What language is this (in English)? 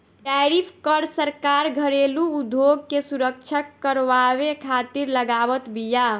Bhojpuri